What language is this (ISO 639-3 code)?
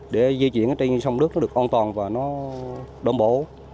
vie